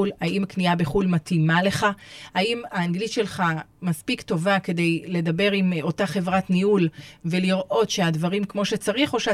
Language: Hebrew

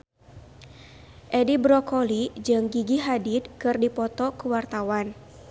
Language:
Sundanese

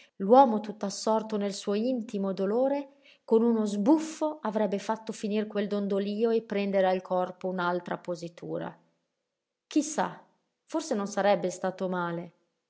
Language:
Italian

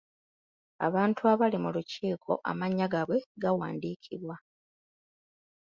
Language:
Ganda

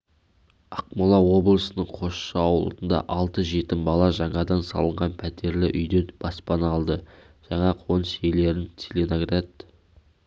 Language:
Kazakh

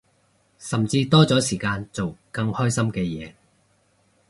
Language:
Cantonese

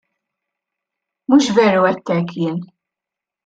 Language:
Maltese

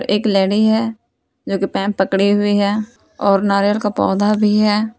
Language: Hindi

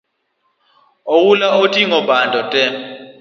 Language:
Luo (Kenya and Tanzania)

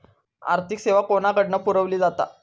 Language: Marathi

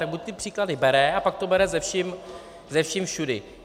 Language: Czech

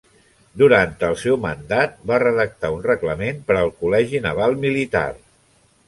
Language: Catalan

